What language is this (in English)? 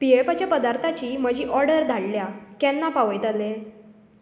Konkani